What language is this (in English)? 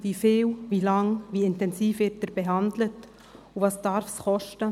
Swiss German